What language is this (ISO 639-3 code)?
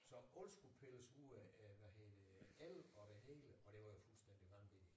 dan